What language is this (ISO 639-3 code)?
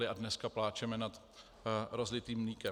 ces